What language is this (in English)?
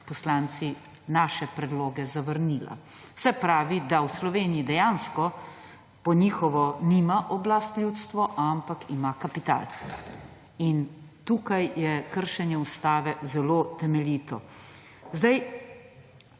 Slovenian